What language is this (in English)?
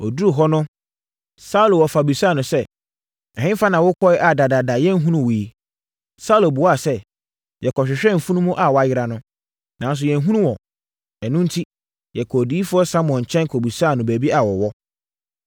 Akan